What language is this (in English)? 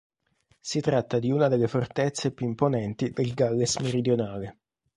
Italian